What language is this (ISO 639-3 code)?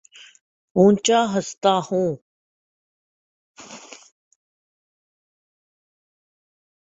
urd